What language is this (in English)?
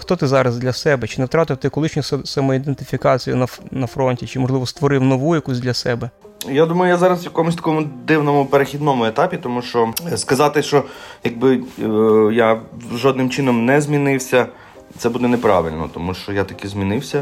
Ukrainian